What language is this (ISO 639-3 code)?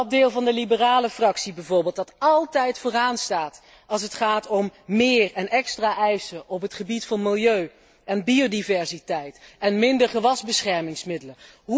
nld